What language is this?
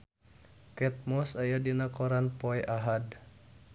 Sundanese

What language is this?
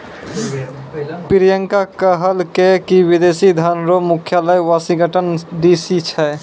Maithili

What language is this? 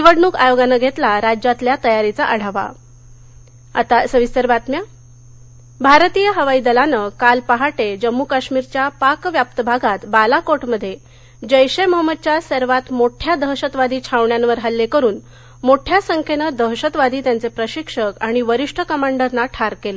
Marathi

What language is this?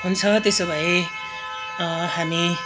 Nepali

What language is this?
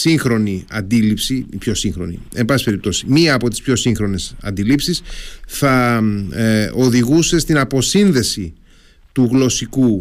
Greek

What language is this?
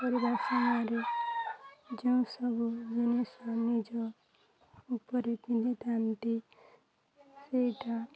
Odia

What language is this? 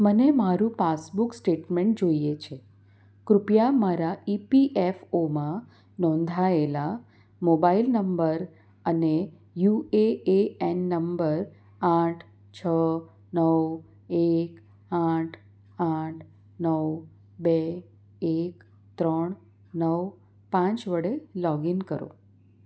Gujarati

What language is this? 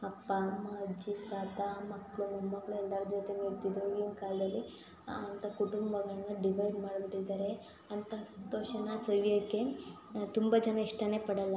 Kannada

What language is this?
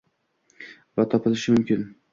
Uzbek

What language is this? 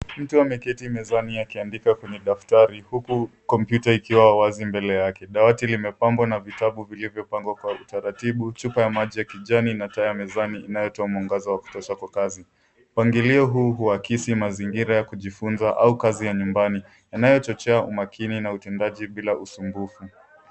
Swahili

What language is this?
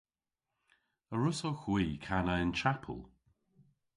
Cornish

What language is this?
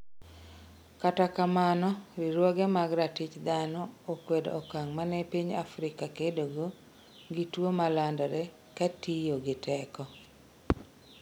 Luo (Kenya and Tanzania)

